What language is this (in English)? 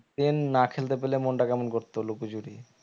Bangla